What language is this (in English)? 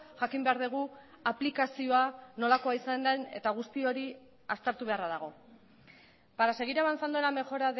Basque